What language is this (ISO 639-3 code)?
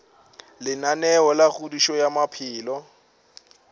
nso